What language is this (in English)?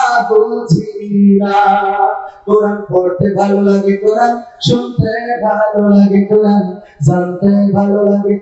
Indonesian